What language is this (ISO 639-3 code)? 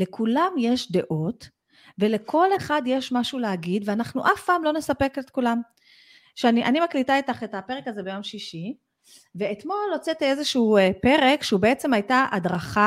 heb